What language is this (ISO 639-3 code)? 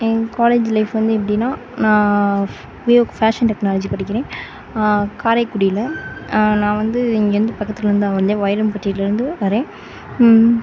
tam